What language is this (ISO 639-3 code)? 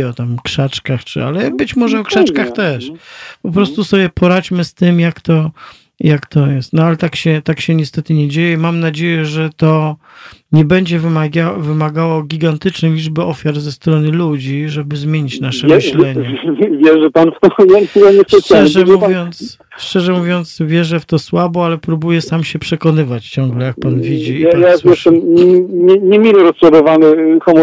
pol